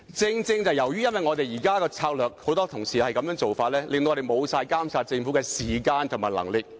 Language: Cantonese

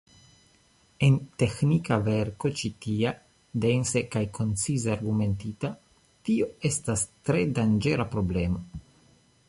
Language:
Esperanto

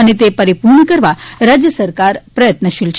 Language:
Gujarati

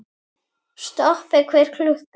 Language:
Icelandic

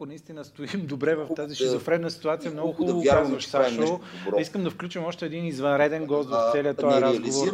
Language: Bulgarian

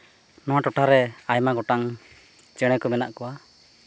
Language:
Santali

